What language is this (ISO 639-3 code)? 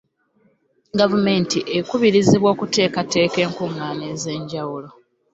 lug